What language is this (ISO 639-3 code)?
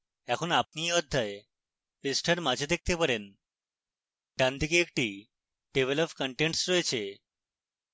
ben